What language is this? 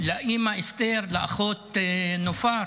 Hebrew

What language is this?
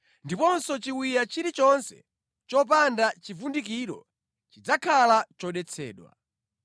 Nyanja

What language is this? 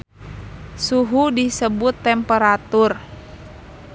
Sundanese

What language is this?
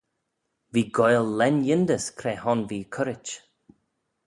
Manx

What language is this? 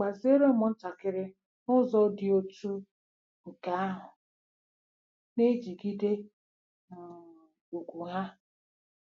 Igbo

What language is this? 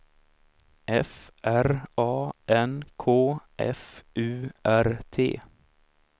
Swedish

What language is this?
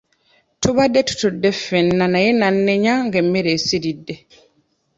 Ganda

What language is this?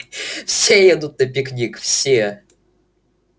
Russian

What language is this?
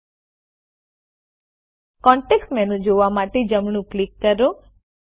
Gujarati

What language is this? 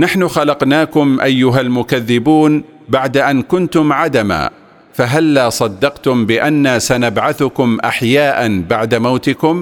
Arabic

